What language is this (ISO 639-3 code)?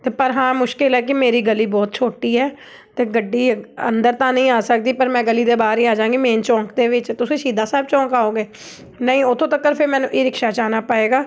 pan